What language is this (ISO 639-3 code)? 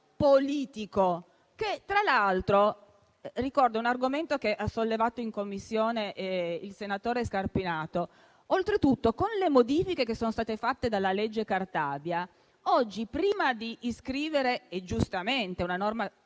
ita